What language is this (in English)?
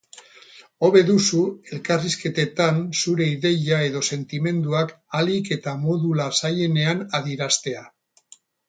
Basque